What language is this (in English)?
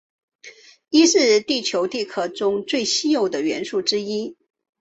Chinese